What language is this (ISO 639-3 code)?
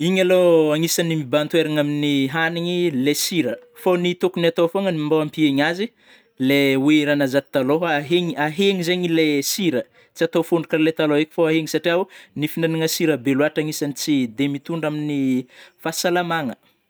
bmm